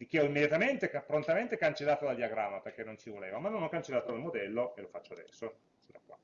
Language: Italian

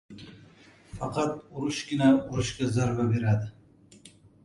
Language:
Uzbek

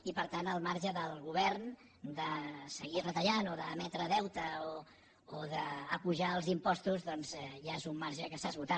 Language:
Catalan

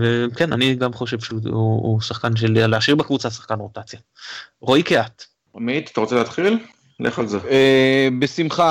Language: Hebrew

